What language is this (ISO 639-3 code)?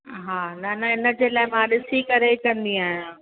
snd